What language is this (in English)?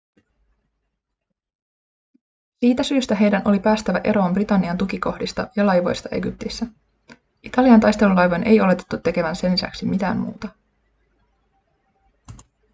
Finnish